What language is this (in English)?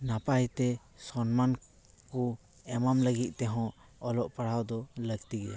Santali